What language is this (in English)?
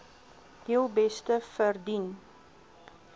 Afrikaans